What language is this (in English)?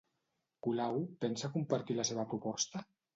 Catalan